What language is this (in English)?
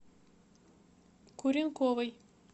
Russian